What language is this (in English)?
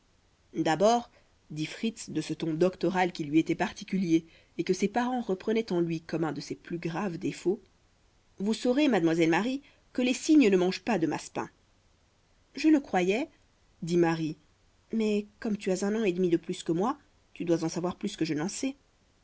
French